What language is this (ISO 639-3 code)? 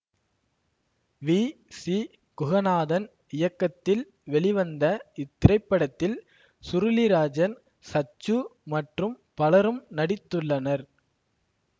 tam